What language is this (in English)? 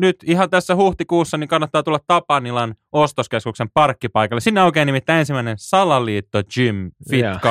Finnish